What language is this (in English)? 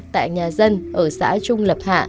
Vietnamese